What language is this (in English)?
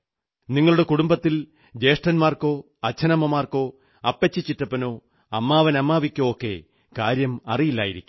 Malayalam